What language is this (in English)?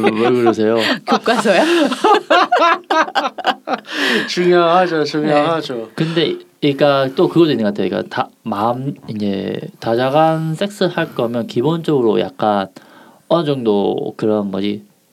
Korean